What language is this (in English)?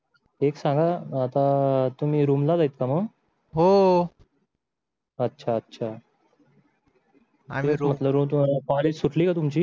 Marathi